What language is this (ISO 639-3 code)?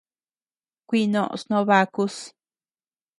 cux